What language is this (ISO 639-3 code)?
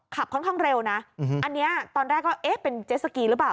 tha